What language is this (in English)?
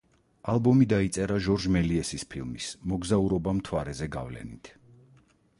Georgian